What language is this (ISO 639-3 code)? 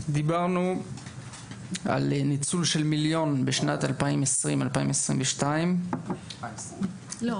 heb